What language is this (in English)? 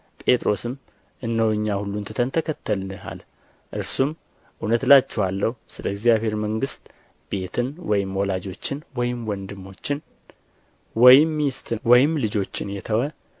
Amharic